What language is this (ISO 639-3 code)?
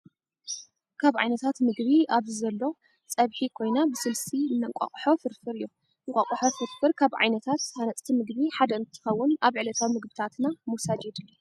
tir